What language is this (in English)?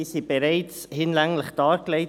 Swiss German